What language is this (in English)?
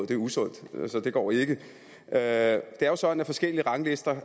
Danish